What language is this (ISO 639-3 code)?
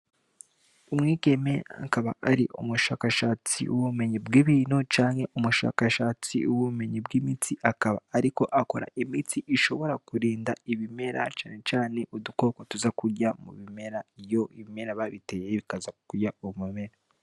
run